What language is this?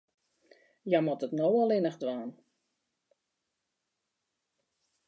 Western Frisian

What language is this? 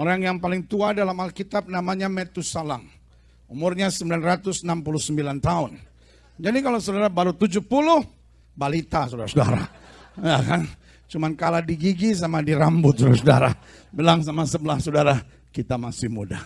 Indonesian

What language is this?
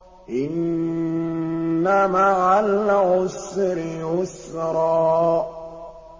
Arabic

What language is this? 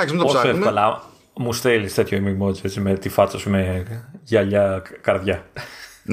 Greek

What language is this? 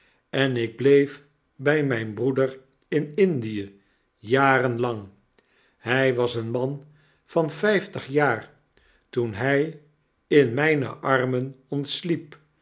Dutch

